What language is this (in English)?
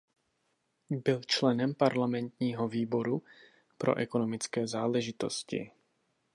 Czech